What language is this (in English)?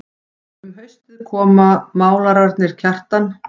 Icelandic